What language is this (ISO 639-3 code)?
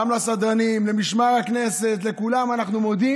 heb